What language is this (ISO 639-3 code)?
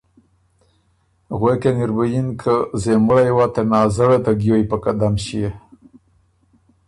oru